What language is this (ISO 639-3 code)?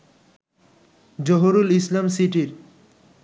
ben